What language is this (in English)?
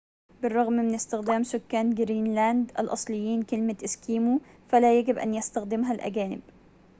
Arabic